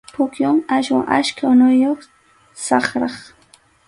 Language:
Arequipa-La Unión Quechua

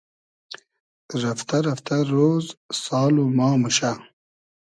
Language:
Hazaragi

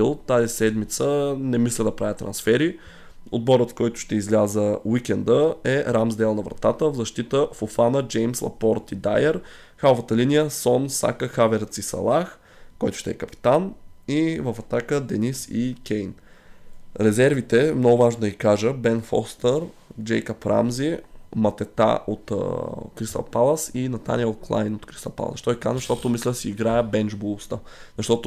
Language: Bulgarian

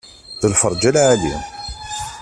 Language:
Kabyle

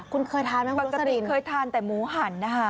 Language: Thai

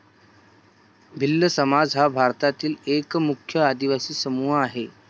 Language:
Marathi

